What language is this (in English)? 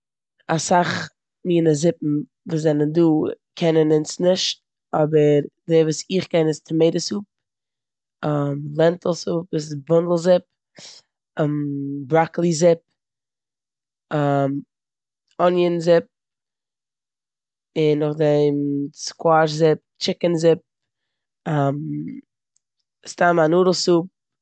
Yiddish